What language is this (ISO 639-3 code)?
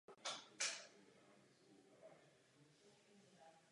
ces